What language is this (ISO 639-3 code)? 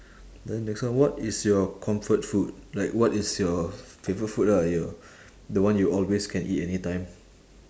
eng